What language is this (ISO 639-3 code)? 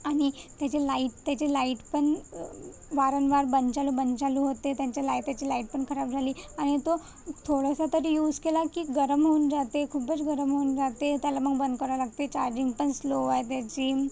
mar